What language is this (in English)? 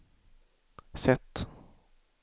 Swedish